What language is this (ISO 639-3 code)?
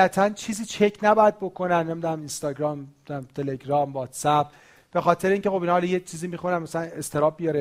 fas